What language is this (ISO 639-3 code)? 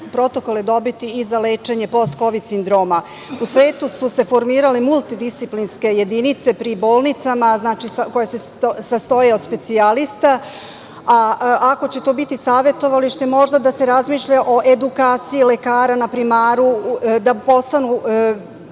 srp